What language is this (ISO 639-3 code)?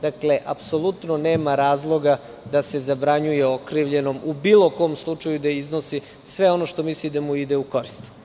srp